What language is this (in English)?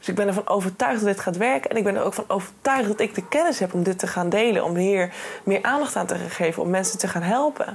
Dutch